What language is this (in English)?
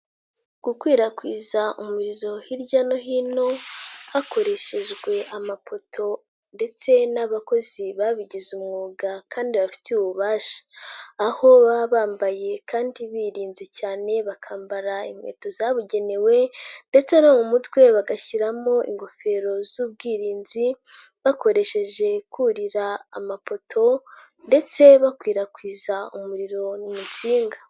Kinyarwanda